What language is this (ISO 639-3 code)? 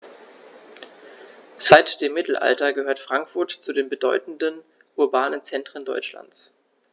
deu